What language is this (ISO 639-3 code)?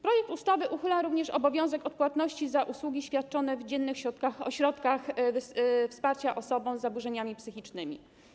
pol